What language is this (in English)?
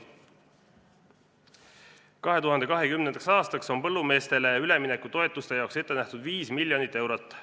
Estonian